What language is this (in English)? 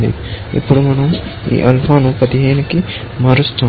Telugu